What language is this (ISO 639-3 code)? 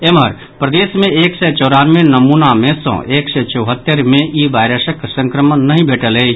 mai